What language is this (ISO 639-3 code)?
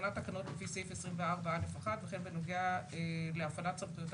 heb